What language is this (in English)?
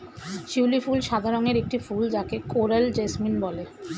Bangla